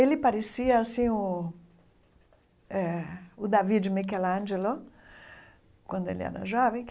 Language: Portuguese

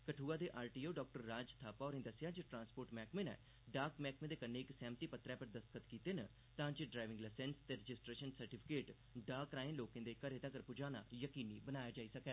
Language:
Dogri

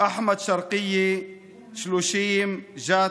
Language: Hebrew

